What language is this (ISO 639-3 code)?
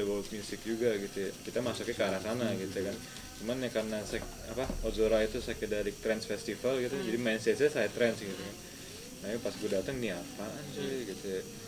ind